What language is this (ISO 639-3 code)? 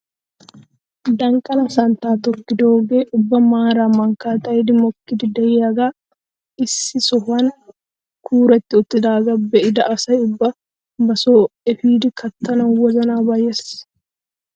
wal